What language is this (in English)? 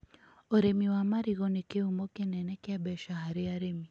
Kikuyu